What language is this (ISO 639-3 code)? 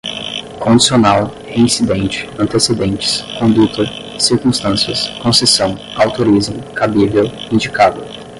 por